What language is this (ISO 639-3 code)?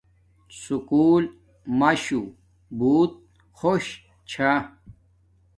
dmk